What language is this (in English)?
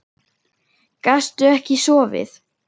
Icelandic